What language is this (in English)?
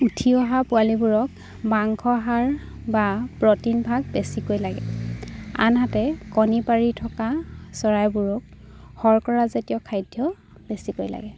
Assamese